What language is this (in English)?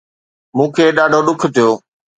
Sindhi